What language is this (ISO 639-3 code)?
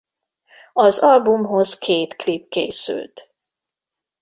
hun